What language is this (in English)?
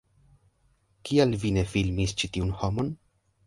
Esperanto